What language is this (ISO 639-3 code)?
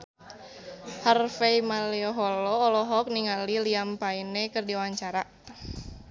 sun